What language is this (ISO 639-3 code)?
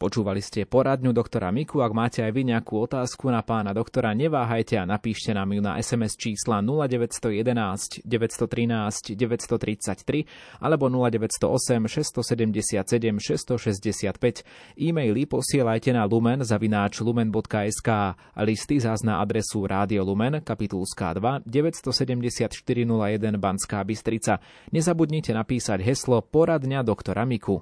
slk